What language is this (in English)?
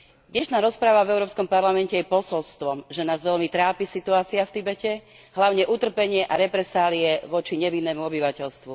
Slovak